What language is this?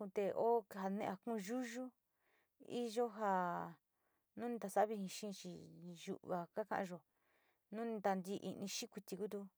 Sinicahua Mixtec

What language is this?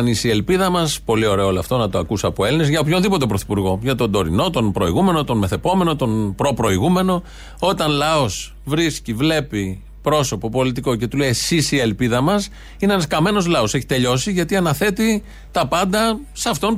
Greek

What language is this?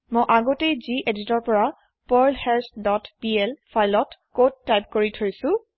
Assamese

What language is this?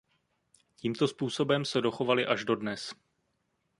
Czech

